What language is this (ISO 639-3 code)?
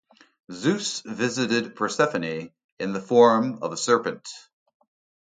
eng